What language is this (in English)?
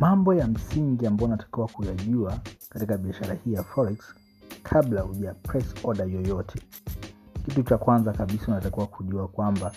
Swahili